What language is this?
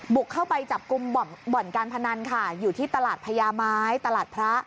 Thai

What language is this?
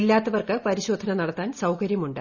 Malayalam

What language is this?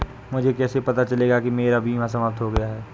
Hindi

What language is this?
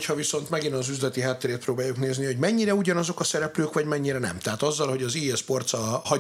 Hungarian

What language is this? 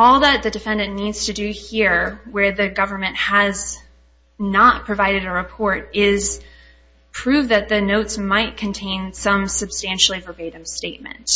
English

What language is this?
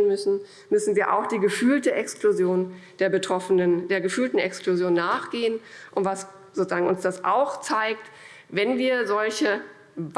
German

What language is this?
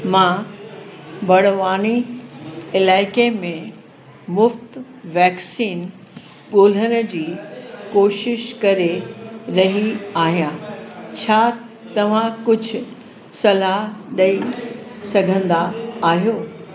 Sindhi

